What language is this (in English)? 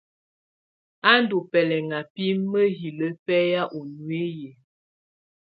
Tunen